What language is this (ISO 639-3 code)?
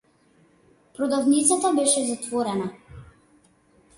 mkd